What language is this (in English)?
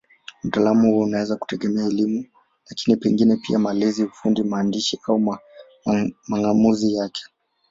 Swahili